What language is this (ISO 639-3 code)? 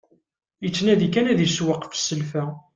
kab